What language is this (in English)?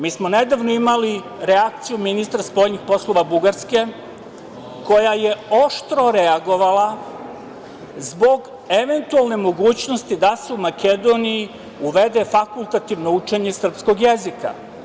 Serbian